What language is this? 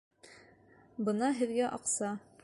Bashkir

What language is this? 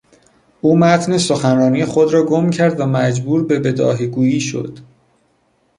Persian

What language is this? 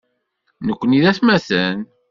Kabyle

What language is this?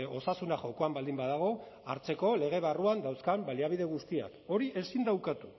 Basque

